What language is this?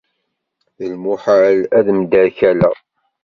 Kabyle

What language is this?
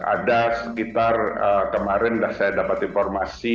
Indonesian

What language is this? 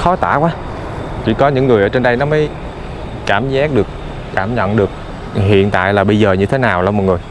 Vietnamese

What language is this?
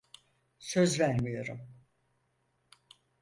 Turkish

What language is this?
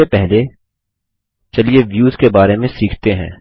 Hindi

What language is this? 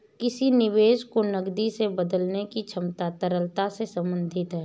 Hindi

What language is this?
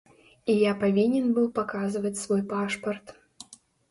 Belarusian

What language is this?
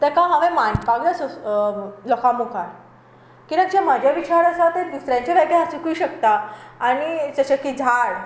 Konkani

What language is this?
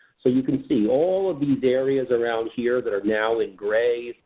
English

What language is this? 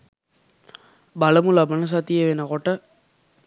Sinhala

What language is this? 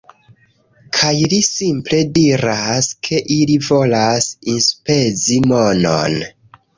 Esperanto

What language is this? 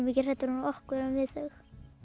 Icelandic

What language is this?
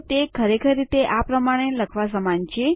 Gujarati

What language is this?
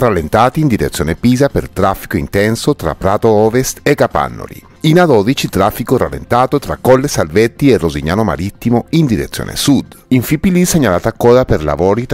Italian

